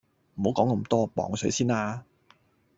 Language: Cantonese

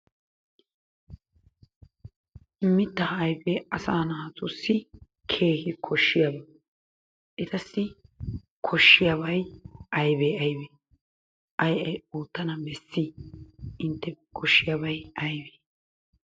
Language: Wolaytta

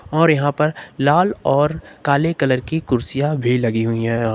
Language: Hindi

